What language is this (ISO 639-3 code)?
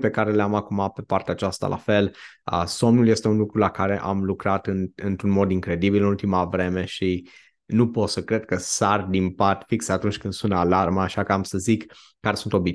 ron